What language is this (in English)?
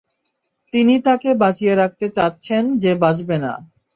Bangla